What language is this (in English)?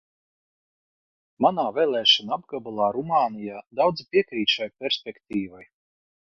Latvian